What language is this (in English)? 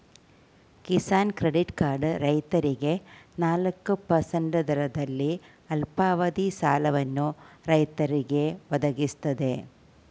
Kannada